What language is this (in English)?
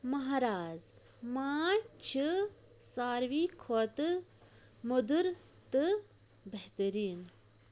Kashmiri